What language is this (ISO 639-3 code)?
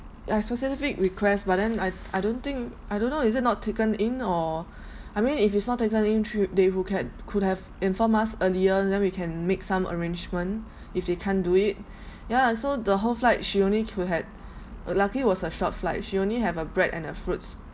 eng